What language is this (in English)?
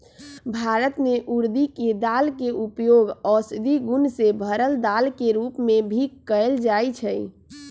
Magahi